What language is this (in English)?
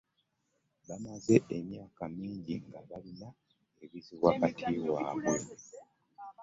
Ganda